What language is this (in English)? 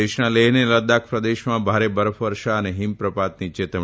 Gujarati